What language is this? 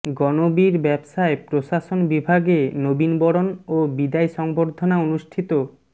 Bangla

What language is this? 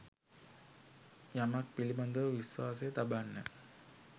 Sinhala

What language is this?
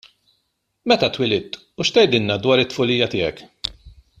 Maltese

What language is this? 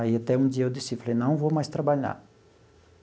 Portuguese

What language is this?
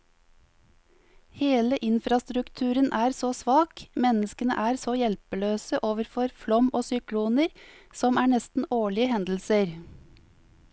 Norwegian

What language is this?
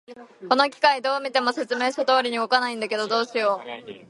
Japanese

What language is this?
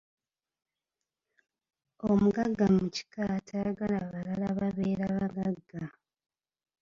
Ganda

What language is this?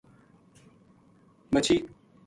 Gujari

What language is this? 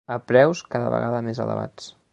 Catalan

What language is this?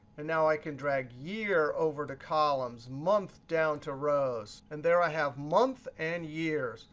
English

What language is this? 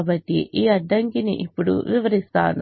Telugu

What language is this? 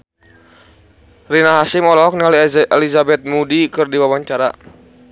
Sundanese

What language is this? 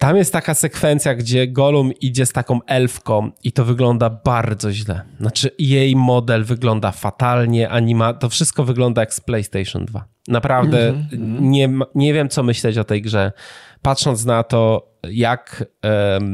Polish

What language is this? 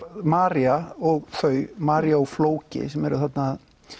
Icelandic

